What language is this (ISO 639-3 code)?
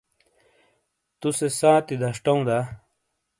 scl